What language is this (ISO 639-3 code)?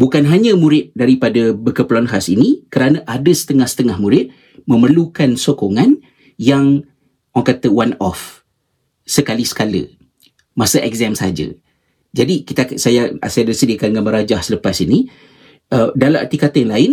msa